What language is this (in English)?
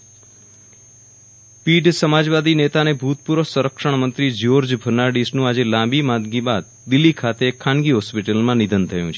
Gujarati